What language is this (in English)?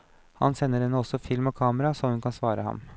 Norwegian